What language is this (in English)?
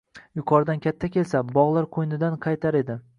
Uzbek